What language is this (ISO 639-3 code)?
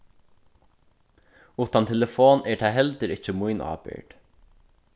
fao